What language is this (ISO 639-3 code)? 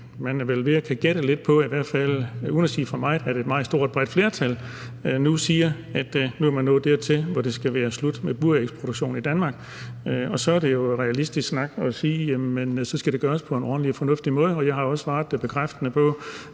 dan